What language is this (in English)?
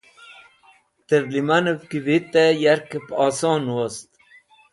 Wakhi